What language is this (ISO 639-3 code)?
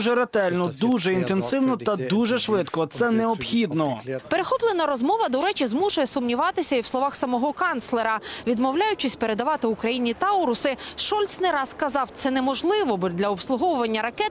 ukr